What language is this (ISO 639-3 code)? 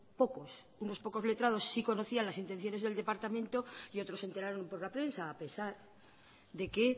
spa